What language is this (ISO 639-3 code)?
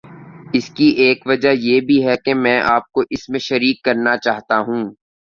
urd